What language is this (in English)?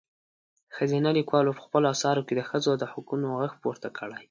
Pashto